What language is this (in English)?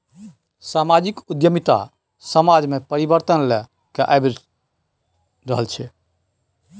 Maithili